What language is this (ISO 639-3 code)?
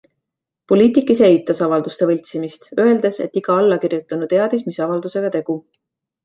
est